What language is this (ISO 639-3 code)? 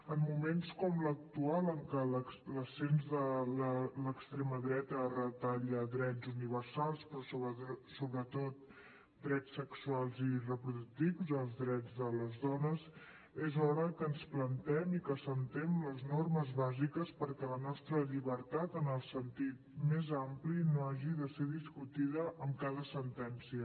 cat